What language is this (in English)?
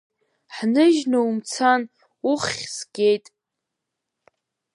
Abkhazian